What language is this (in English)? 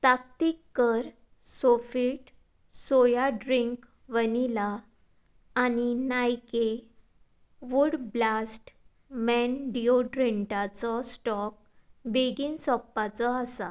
Konkani